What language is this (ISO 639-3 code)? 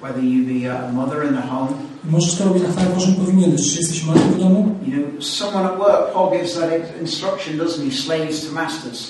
pol